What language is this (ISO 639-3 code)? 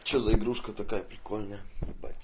rus